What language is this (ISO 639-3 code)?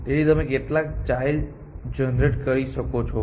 guj